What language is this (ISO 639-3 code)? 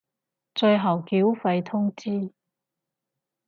yue